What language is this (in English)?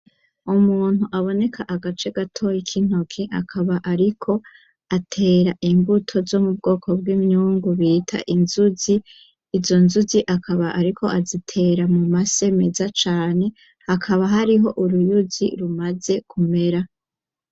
Rundi